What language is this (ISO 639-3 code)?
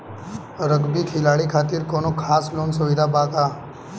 bho